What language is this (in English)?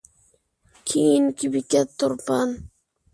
Uyghur